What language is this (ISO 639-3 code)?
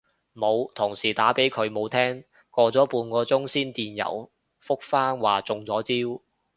yue